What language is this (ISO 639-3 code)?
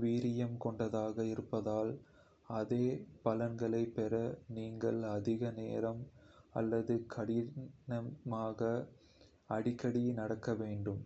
kfe